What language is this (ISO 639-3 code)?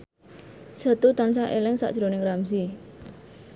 jav